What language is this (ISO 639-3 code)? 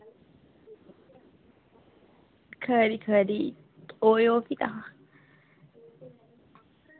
doi